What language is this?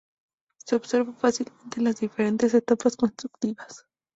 Spanish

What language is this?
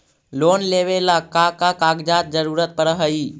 Magahi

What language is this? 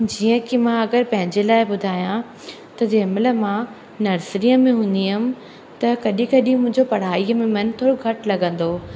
Sindhi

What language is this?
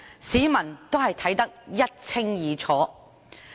Cantonese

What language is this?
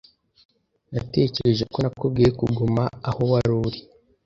Kinyarwanda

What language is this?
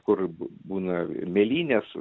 Lithuanian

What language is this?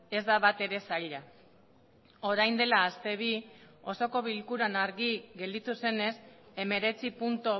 Basque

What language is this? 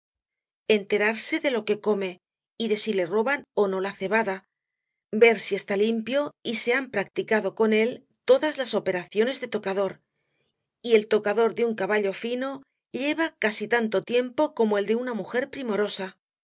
Spanish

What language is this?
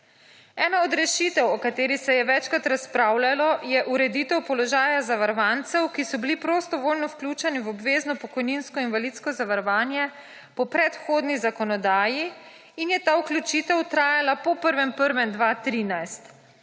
Slovenian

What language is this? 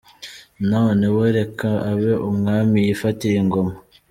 Kinyarwanda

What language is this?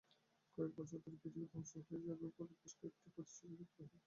Bangla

